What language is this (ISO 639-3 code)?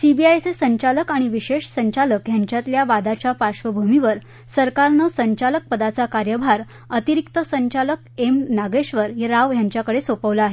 mar